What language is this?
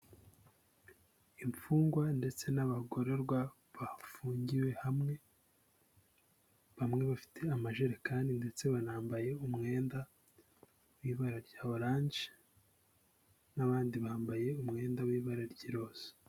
Kinyarwanda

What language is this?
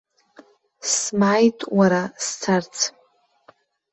Abkhazian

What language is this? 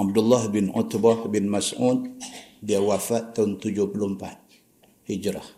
Malay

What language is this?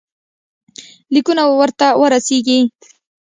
Pashto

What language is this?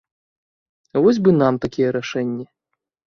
Belarusian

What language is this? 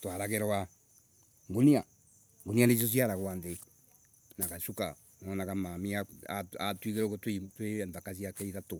Embu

